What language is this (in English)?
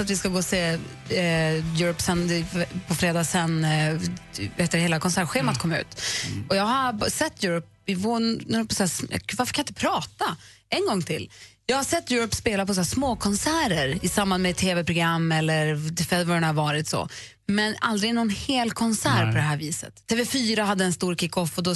Swedish